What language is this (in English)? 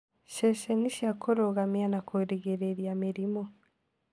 Kikuyu